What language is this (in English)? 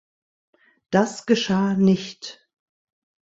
German